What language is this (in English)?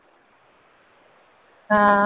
Punjabi